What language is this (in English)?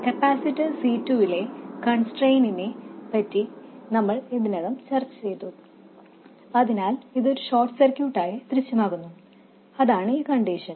Malayalam